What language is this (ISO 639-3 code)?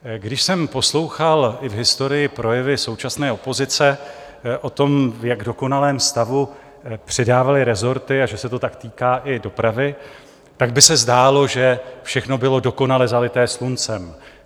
ces